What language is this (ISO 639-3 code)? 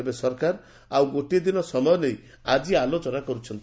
ori